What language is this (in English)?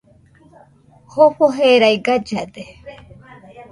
Nüpode Huitoto